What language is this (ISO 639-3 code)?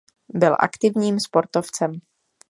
ces